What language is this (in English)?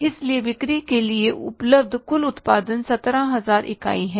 Hindi